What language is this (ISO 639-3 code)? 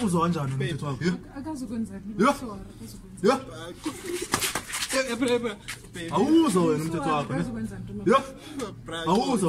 deu